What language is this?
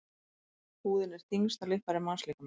Icelandic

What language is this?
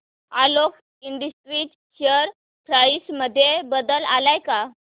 Marathi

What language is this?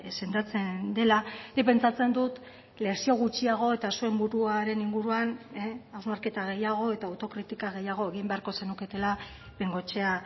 Basque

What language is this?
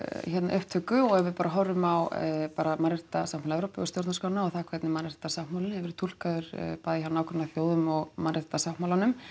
Icelandic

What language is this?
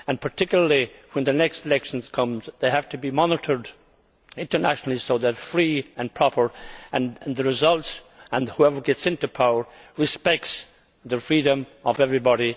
English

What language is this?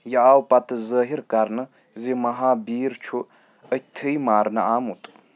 Kashmiri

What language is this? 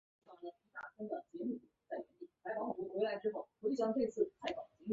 Chinese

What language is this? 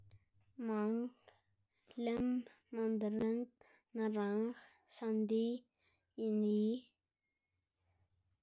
Xanaguía Zapotec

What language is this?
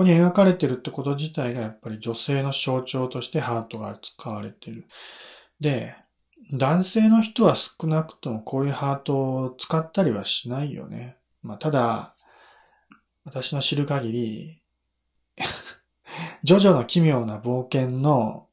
Japanese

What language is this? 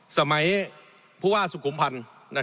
Thai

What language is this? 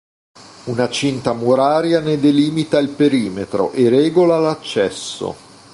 Italian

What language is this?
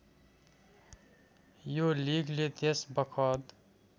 Nepali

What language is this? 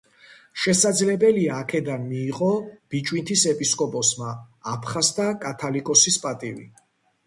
Georgian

